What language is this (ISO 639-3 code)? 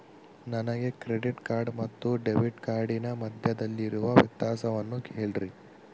kan